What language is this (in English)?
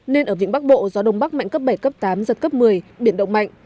Vietnamese